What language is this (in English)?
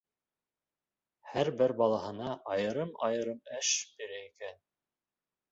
Bashkir